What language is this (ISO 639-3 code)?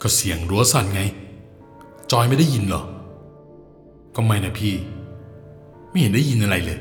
tha